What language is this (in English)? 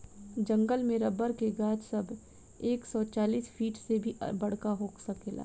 Bhojpuri